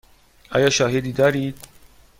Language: Persian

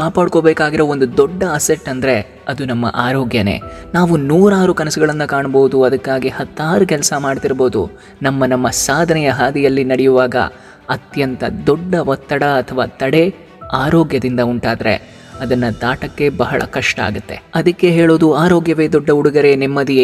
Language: Telugu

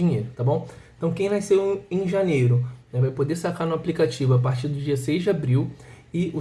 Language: Portuguese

